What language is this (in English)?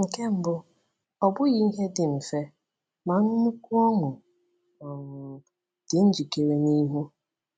Igbo